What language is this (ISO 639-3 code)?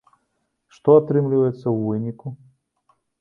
bel